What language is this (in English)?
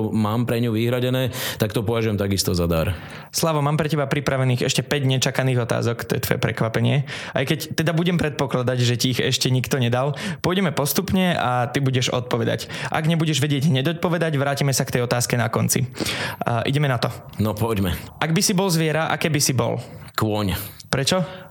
Slovak